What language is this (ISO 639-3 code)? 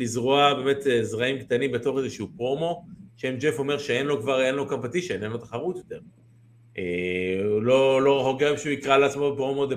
heb